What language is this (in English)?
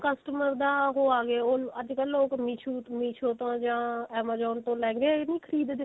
Punjabi